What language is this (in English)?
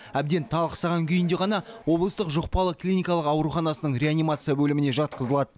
Kazakh